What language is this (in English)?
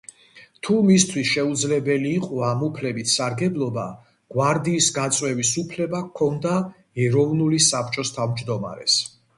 Georgian